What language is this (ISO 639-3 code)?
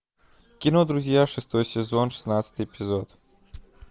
rus